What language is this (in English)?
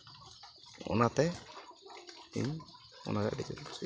Santali